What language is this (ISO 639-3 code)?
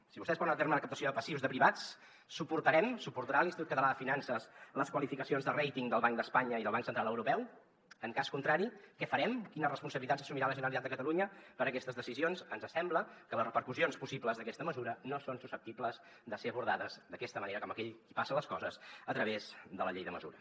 cat